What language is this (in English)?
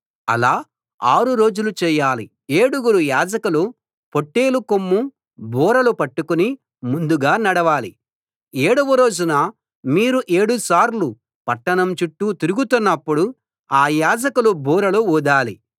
Telugu